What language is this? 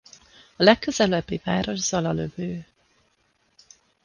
Hungarian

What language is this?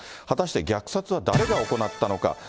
Japanese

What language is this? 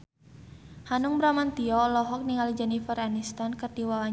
Sundanese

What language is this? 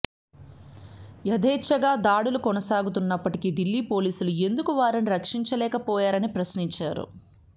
Telugu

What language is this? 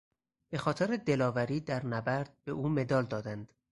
Persian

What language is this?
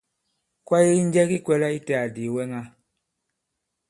Bankon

